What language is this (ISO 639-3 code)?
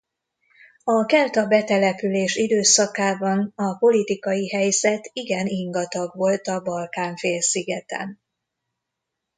hun